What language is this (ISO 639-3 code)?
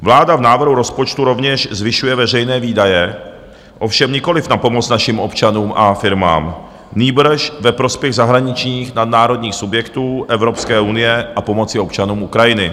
ces